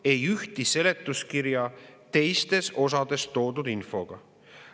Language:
Estonian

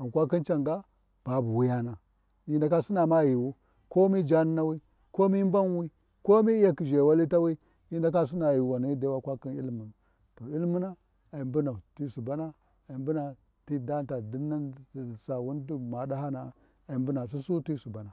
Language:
Warji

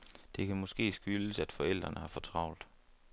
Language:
Danish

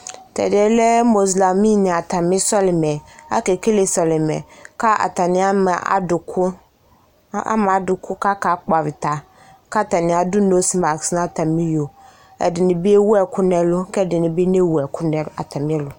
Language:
Ikposo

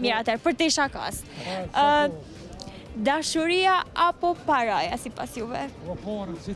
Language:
Romanian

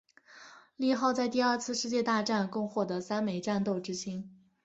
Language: Chinese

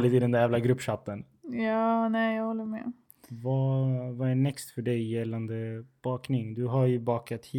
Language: Swedish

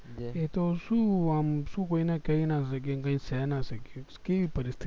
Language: Gujarati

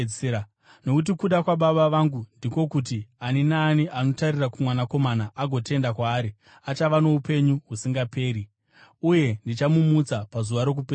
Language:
Shona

